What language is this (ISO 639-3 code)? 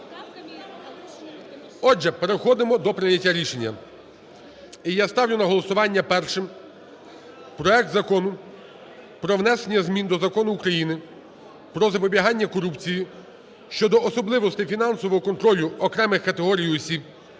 ukr